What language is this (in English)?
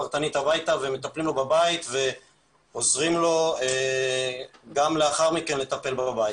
Hebrew